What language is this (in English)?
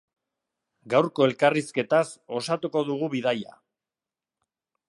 Basque